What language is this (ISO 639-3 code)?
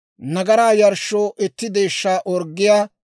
dwr